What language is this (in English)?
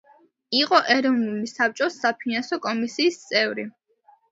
Georgian